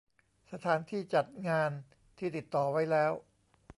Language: Thai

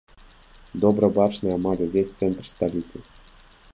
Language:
Belarusian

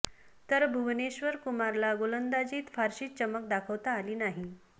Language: Marathi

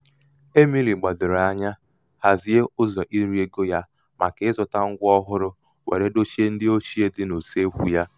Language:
Igbo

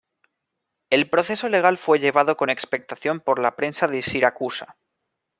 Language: Spanish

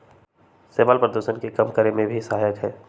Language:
Magahi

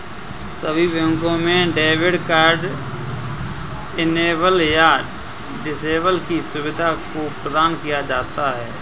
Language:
Hindi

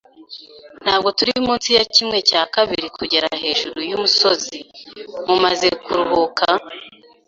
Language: Kinyarwanda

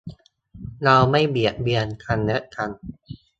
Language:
Thai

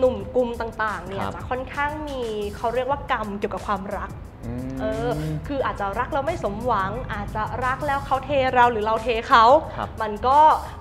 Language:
Thai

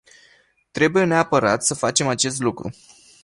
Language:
Romanian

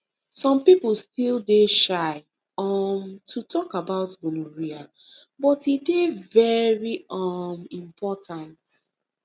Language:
Nigerian Pidgin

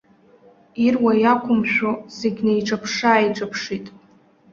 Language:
Abkhazian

